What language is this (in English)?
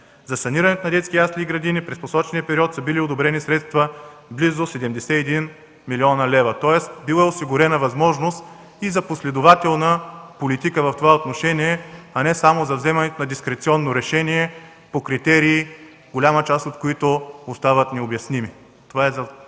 Bulgarian